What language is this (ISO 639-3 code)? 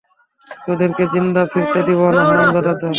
ben